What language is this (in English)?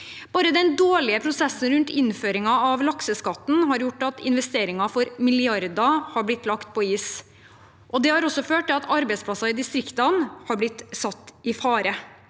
Norwegian